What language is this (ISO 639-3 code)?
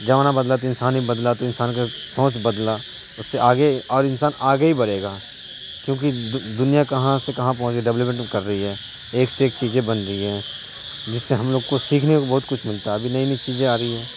urd